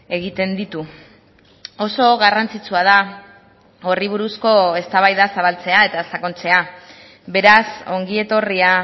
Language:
Basque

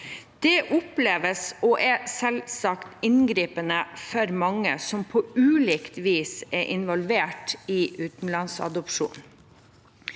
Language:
Norwegian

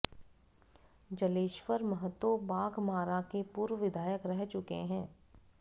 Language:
Hindi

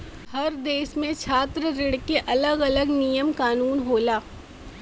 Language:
Bhojpuri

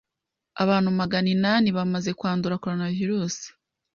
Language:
Kinyarwanda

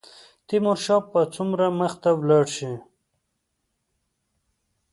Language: Pashto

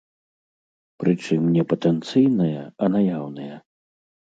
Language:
Belarusian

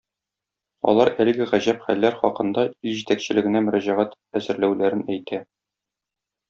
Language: Tatar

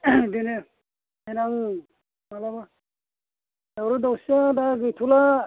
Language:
Bodo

